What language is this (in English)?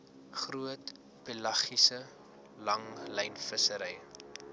Afrikaans